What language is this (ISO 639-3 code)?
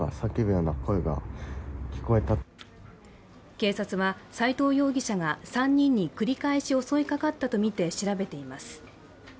jpn